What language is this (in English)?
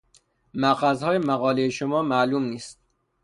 Persian